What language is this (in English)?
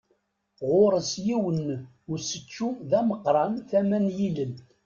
Kabyle